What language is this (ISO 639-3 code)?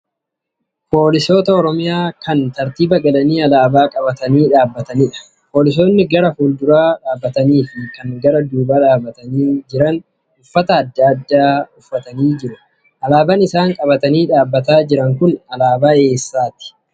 orm